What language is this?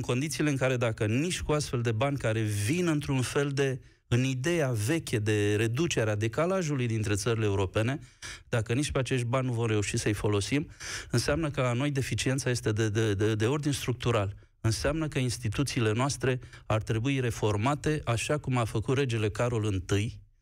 Romanian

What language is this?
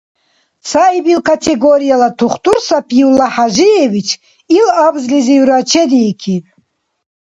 Dargwa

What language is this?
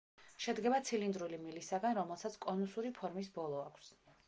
Georgian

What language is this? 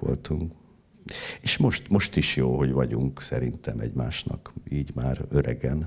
Hungarian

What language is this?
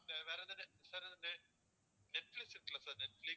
Tamil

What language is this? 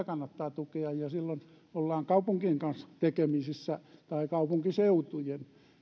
Finnish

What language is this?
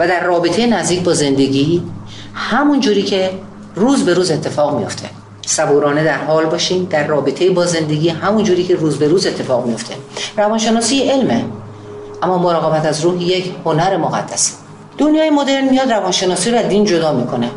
Persian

